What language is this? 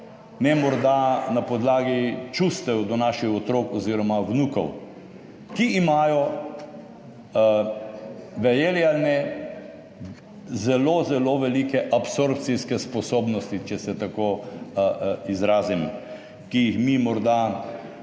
Slovenian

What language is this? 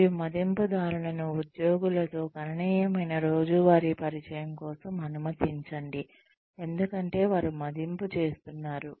Telugu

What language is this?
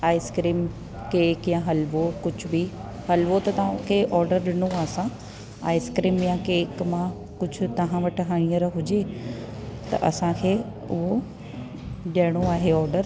Sindhi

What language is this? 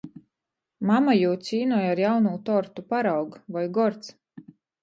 Latgalian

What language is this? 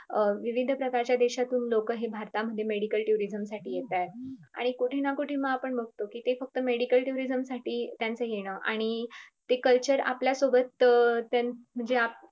Marathi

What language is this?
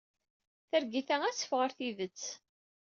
Kabyle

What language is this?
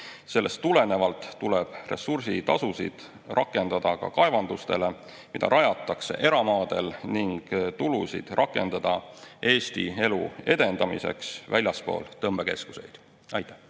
Estonian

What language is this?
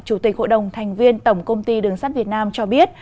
Vietnamese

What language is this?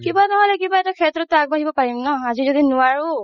Assamese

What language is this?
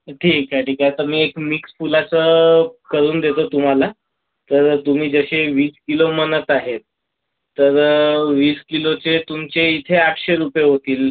Marathi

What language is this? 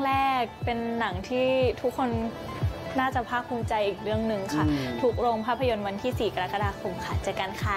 Thai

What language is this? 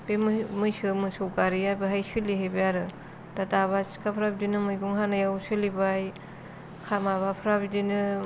Bodo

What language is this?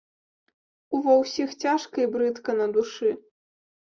Belarusian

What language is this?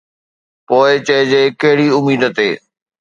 Sindhi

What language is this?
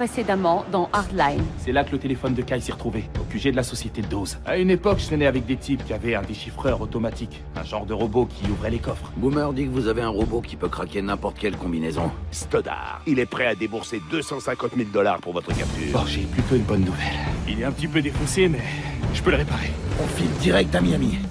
French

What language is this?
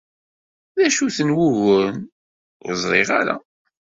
Kabyle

